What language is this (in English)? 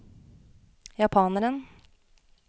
Norwegian